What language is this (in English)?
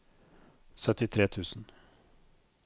Norwegian